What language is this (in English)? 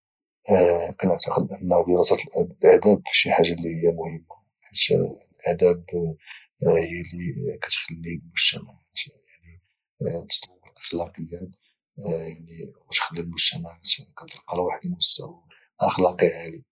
Moroccan Arabic